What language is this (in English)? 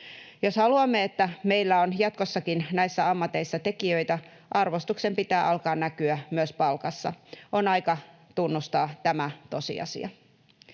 Finnish